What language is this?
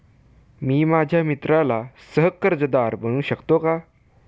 Marathi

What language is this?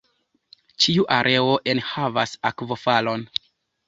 Esperanto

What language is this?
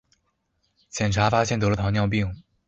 Chinese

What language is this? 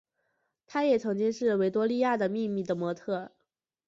Chinese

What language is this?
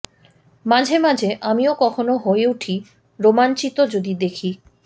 Bangla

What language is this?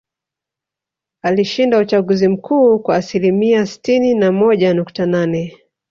Swahili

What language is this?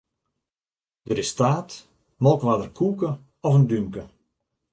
Western Frisian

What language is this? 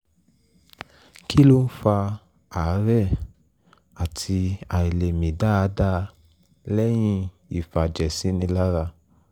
Yoruba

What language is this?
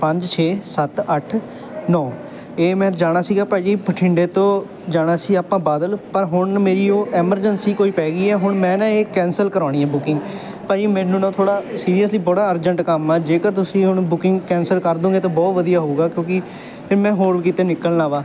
Punjabi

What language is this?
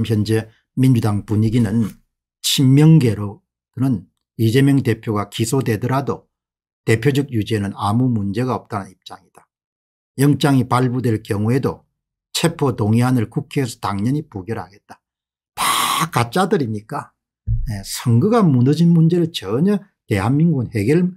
Korean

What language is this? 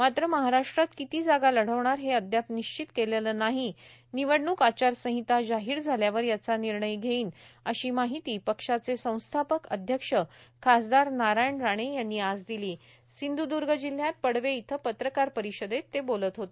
Marathi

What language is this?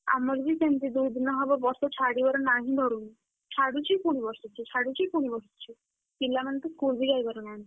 Odia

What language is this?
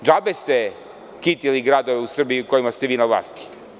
Serbian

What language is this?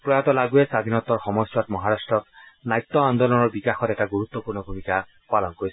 Assamese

